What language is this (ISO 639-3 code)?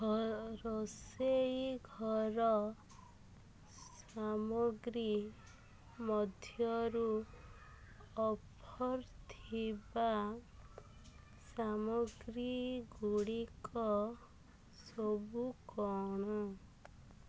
ori